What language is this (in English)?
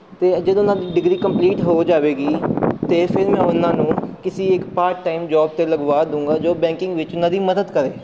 Punjabi